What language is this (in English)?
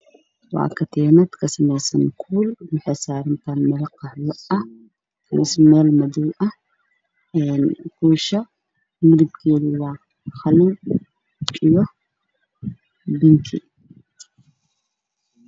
Somali